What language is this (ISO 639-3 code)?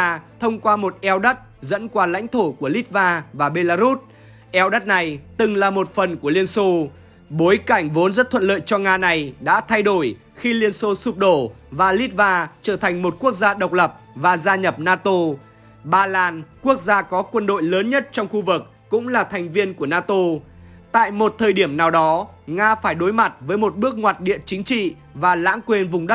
vie